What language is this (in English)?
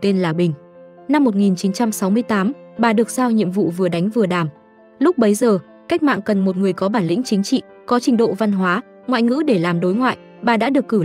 Vietnamese